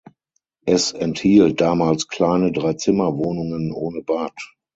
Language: German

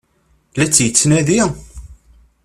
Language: Kabyle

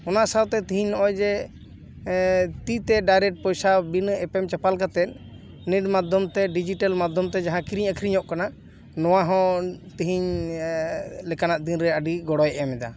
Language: Santali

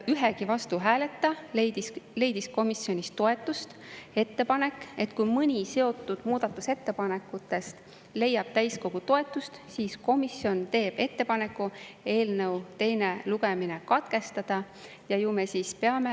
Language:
Estonian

